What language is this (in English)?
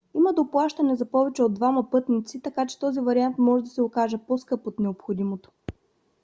Bulgarian